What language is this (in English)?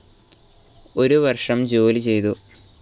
Malayalam